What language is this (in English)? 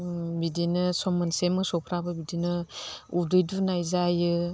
Bodo